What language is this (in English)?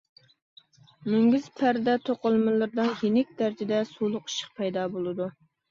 Uyghur